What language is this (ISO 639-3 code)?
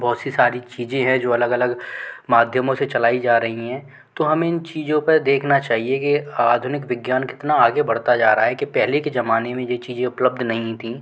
hin